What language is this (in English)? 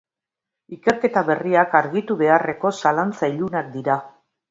Basque